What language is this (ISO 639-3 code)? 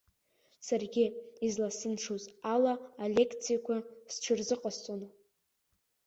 abk